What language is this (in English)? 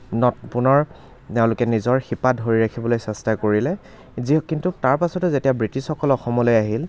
Assamese